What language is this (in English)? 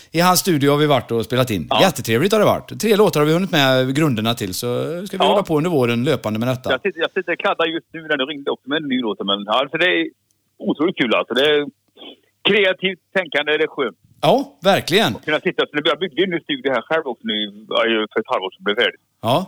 Swedish